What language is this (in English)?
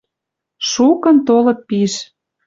Western Mari